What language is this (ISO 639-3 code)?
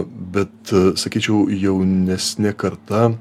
lit